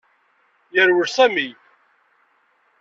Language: Kabyle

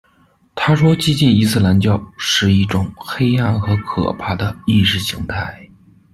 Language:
Chinese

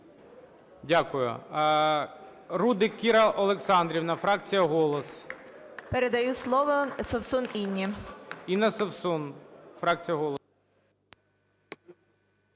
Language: Ukrainian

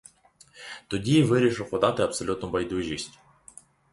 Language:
Ukrainian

